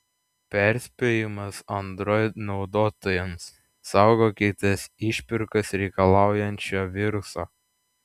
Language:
Lithuanian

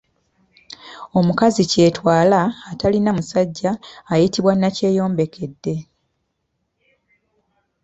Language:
Ganda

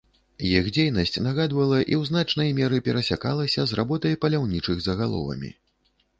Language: Belarusian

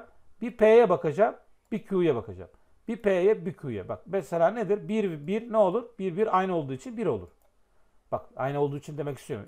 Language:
Turkish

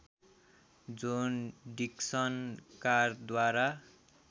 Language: Nepali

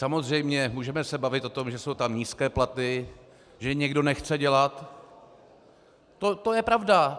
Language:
Czech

